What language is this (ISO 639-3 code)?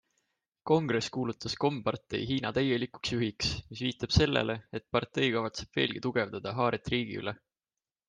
est